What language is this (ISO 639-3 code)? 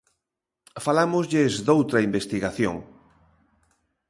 glg